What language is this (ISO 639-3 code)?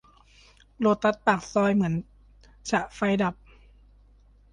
tha